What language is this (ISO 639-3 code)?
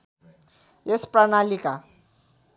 nep